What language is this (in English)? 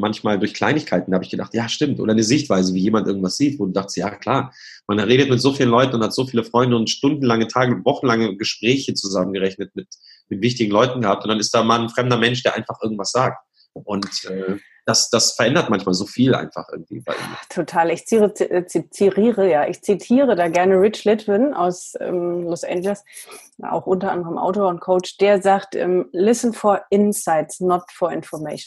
German